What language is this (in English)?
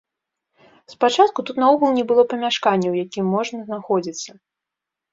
Belarusian